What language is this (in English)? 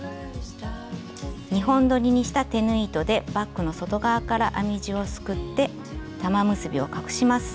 Japanese